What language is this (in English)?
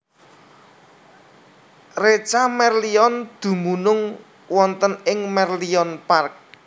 Javanese